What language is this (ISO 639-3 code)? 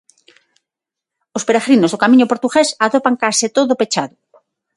glg